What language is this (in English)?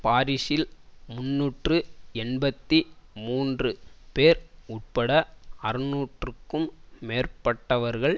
Tamil